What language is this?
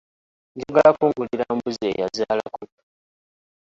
Ganda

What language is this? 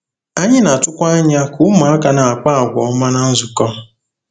Igbo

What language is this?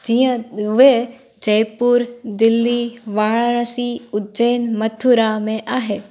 Sindhi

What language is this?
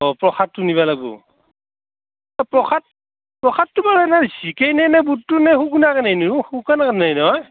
Assamese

